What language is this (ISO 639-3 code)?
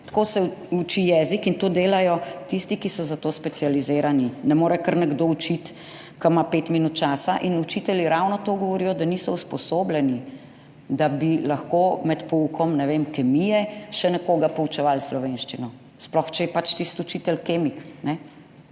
slv